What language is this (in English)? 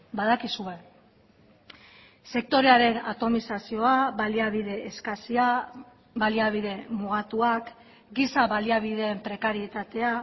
Basque